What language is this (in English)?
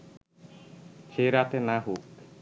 Bangla